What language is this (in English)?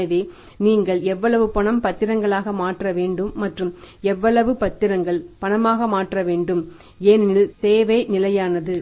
Tamil